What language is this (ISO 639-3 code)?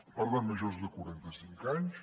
cat